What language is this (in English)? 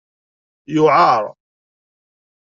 Kabyle